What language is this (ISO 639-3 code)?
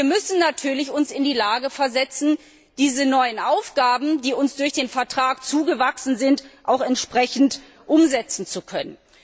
deu